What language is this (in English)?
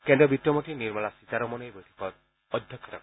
Assamese